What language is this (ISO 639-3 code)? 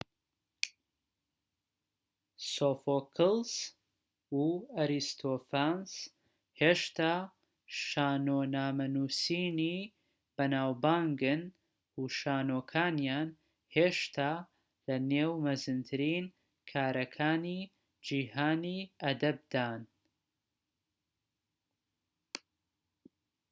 ckb